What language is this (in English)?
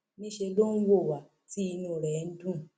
Yoruba